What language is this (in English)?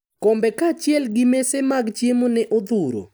Luo (Kenya and Tanzania)